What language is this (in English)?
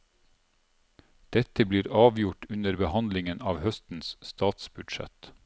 Norwegian